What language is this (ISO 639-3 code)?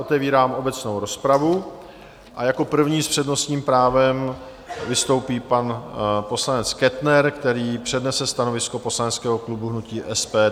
ces